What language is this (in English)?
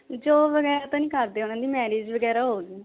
Punjabi